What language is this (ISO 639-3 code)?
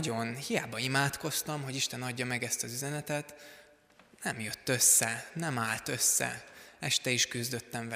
hun